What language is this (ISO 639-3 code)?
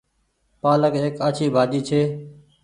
gig